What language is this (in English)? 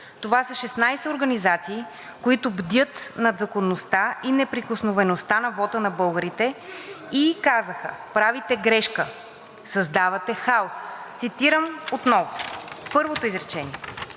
Bulgarian